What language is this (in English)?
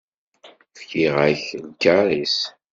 Kabyle